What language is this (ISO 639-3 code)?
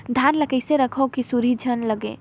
hne